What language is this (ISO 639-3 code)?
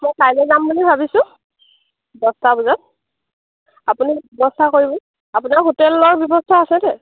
asm